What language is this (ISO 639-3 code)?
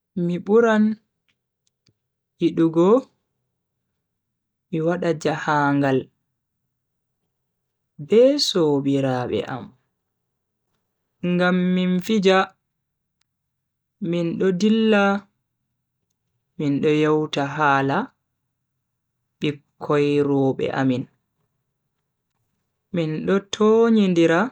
fui